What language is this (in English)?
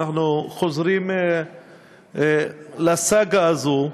Hebrew